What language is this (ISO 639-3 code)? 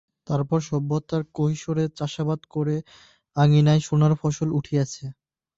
ben